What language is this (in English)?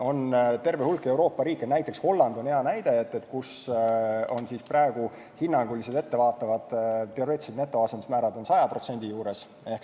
Estonian